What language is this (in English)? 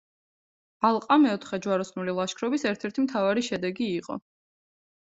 Georgian